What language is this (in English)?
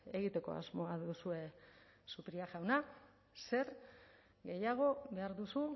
Basque